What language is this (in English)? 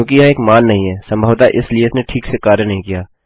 Hindi